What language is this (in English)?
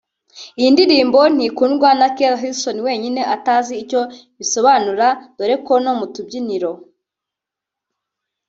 Kinyarwanda